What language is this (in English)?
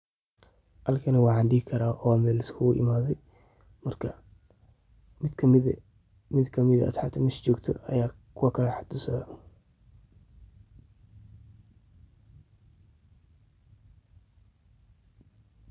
Somali